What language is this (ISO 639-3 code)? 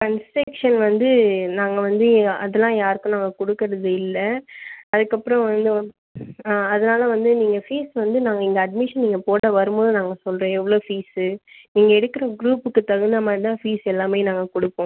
tam